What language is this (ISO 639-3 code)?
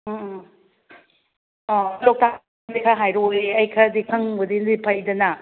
mni